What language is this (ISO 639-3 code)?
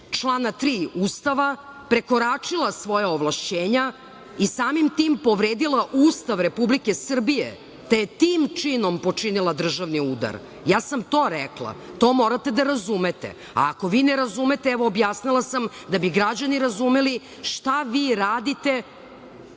srp